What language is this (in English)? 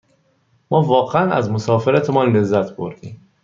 Persian